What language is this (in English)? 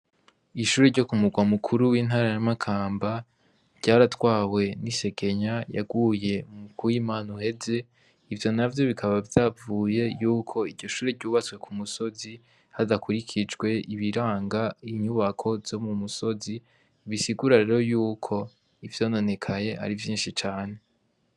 Rundi